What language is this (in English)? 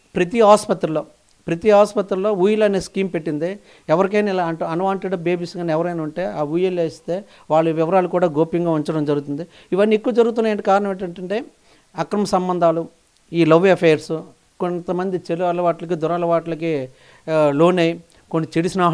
Telugu